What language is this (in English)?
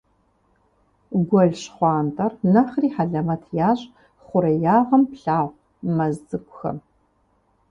Kabardian